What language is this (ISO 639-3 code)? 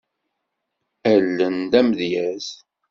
kab